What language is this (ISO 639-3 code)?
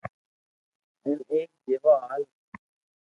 lrk